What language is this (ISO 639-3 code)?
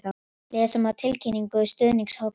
isl